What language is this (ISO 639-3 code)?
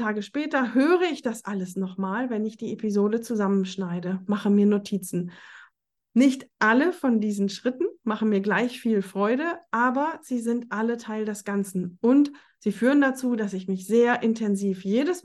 deu